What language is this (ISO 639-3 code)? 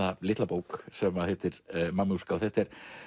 isl